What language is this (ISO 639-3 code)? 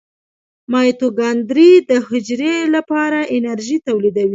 pus